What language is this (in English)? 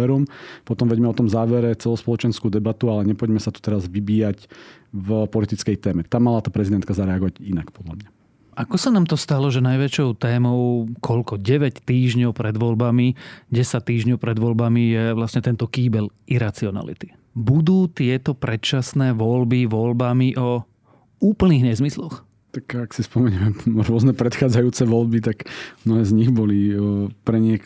Slovak